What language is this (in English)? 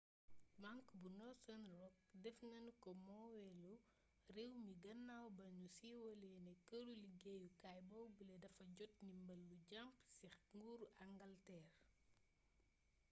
Wolof